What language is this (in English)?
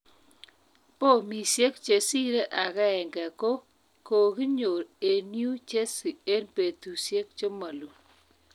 Kalenjin